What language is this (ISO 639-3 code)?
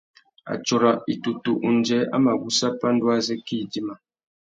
bag